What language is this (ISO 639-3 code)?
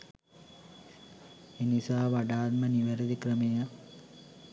sin